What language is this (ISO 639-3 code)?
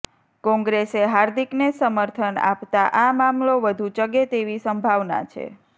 guj